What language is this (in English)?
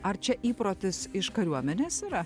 Lithuanian